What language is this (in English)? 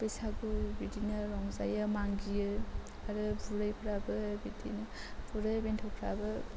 Bodo